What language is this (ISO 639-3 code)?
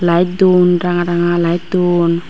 ccp